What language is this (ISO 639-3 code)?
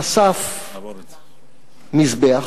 heb